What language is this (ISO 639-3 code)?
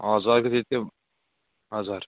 nep